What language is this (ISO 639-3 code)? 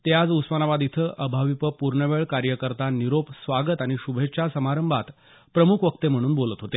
mar